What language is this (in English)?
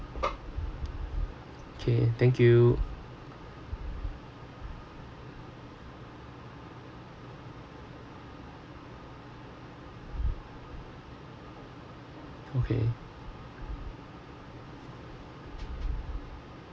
English